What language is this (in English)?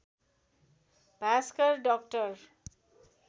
Nepali